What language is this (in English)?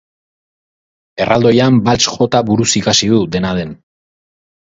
Basque